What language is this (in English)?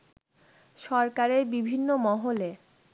Bangla